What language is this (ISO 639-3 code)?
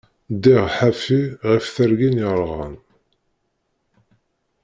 kab